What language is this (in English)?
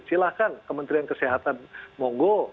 Indonesian